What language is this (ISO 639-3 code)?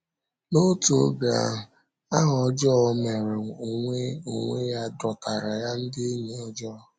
ibo